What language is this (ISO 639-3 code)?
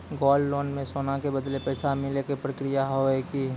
mai